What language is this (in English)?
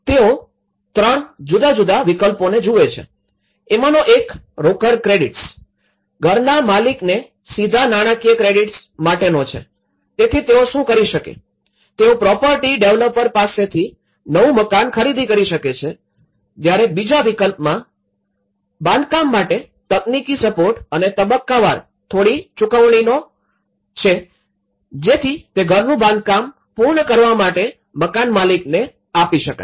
Gujarati